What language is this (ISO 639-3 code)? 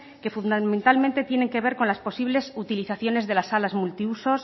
spa